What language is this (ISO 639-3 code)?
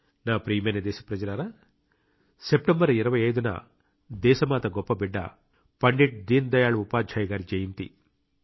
tel